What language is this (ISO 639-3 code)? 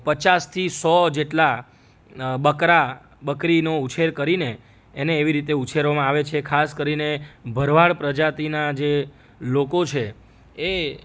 guj